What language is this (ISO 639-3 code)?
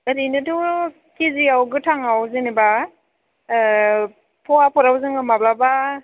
brx